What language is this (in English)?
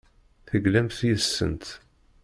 Kabyle